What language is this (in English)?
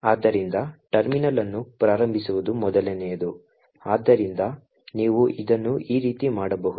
Kannada